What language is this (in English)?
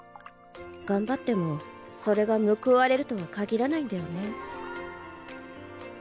Japanese